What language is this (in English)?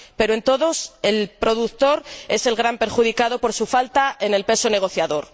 Spanish